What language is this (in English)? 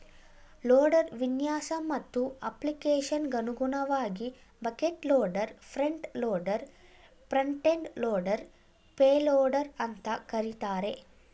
Kannada